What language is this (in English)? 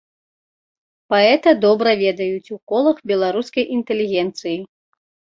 Belarusian